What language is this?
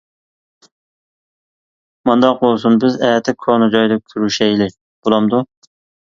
Uyghur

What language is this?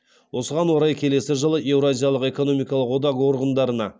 Kazakh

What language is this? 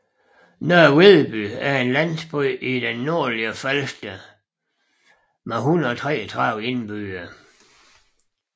Danish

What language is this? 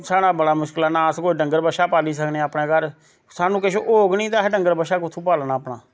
Dogri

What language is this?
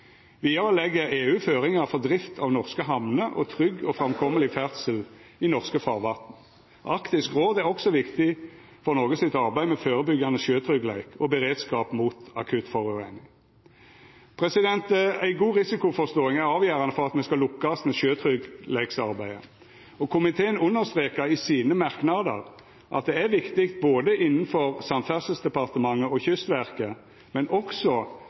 Norwegian Nynorsk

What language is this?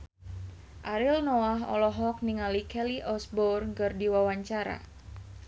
Sundanese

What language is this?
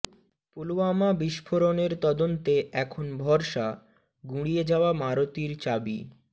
Bangla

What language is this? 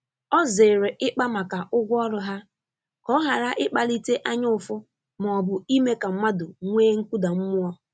Igbo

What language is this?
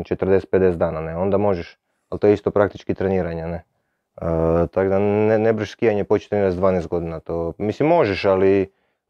Croatian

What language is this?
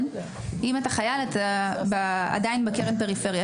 Hebrew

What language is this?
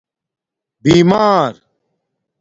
Domaaki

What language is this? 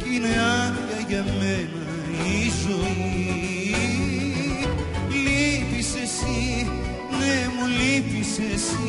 Greek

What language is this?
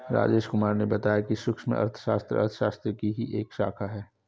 Hindi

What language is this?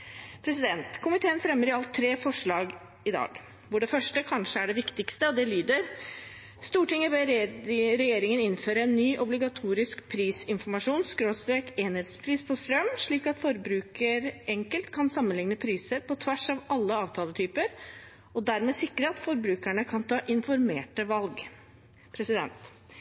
Norwegian Bokmål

